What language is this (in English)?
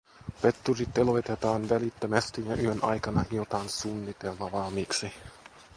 Finnish